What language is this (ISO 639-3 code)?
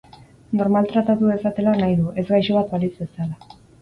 eus